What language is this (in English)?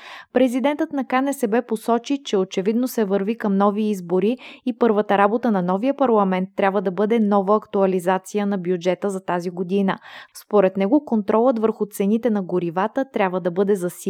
Bulgarian